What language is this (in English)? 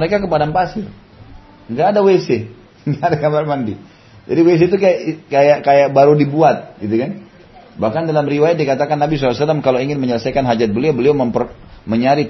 Indonesian